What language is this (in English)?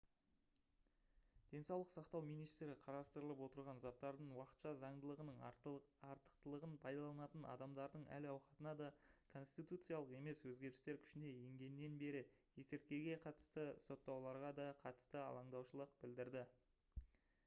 Kazakh